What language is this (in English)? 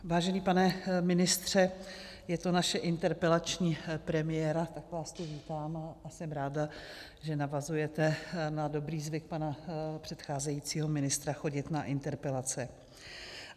Czech